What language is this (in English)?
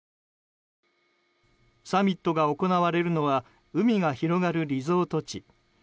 Japanese